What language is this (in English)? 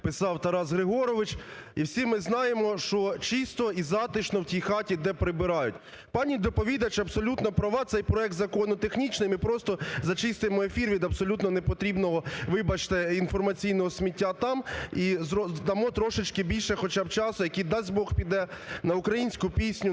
Ukrainian